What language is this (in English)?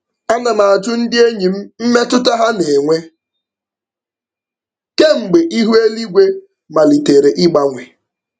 Igbo